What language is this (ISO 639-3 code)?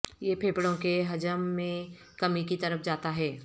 urd